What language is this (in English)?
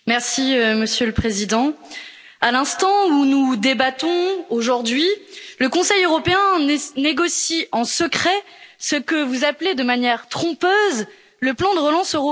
French